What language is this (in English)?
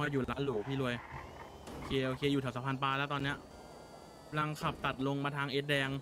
Thai